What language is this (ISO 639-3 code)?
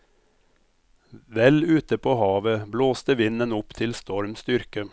nor